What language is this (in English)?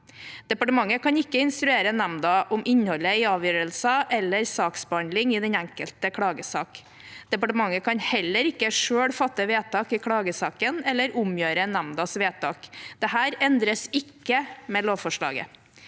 Norwegian